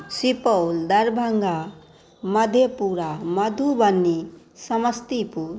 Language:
Maithili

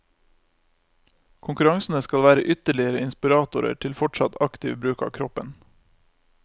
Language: Norwegian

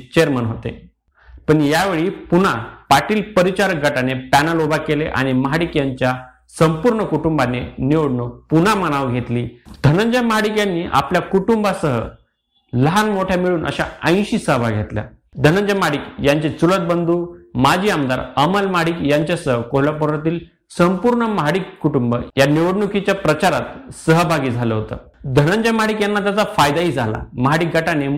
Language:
Marathi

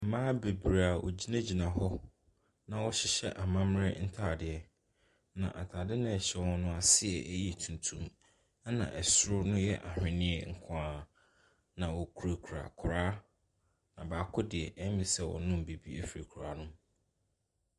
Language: Akan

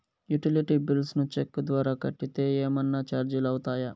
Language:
Telugu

